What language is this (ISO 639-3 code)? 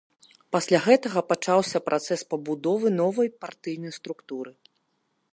bel